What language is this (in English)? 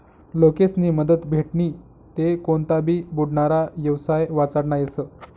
Marathi